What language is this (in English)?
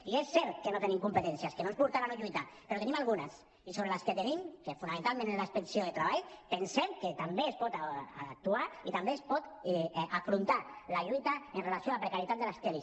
Catalan